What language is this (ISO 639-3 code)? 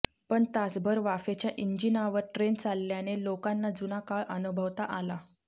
mar